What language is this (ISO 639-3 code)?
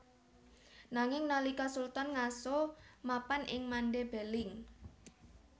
jav